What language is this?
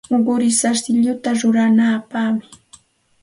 Santa Ana de Tusi Pasco Quechua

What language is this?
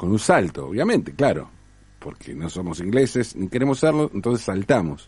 Spanish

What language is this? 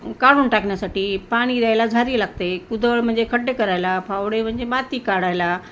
Marathi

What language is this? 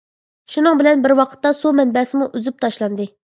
Uyghur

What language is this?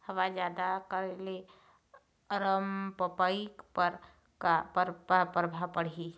Chhattisgarhi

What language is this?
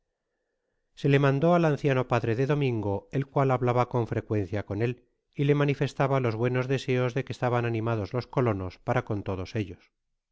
Spanish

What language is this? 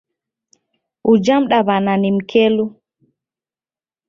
Taita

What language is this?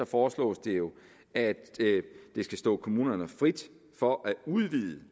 Danish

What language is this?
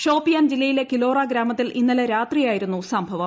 Malayalam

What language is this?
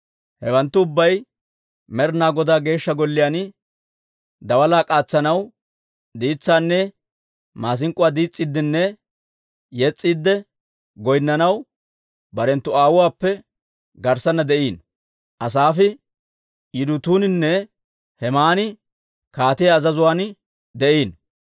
Dawro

